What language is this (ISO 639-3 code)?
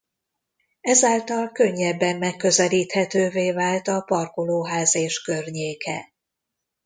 hun